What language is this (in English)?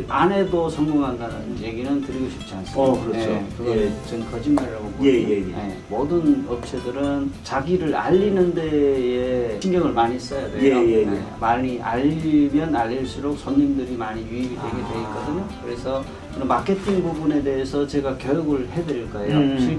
Korean